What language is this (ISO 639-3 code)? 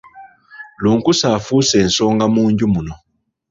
lug